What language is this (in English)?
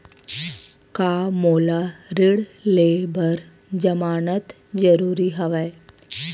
Chhattisgarhi